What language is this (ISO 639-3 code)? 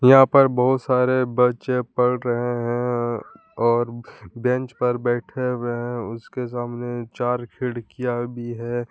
hin